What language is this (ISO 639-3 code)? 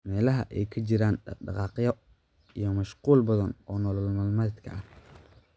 som